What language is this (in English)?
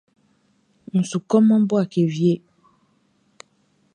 Baoulé